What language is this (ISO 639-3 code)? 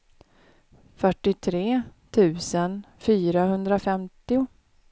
swe